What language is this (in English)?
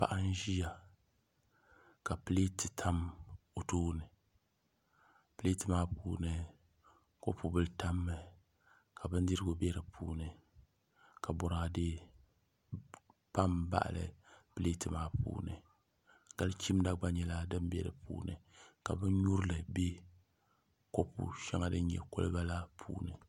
Dagbani